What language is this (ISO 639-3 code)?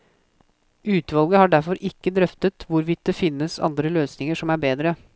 nor